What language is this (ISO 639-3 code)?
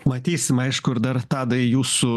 lit